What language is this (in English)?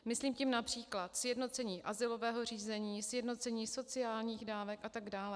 Czech